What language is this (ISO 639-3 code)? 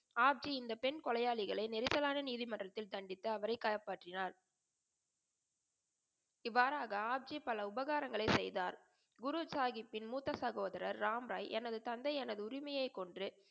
tam